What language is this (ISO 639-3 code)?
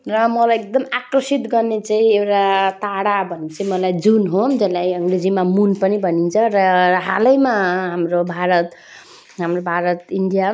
nep